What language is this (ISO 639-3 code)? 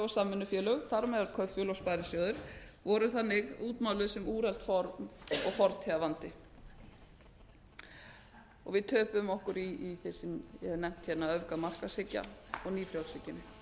isl